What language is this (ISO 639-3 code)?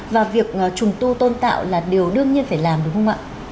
vie